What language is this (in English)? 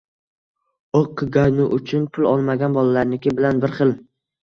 Uzbek